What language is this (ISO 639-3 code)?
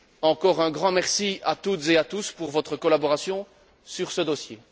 fra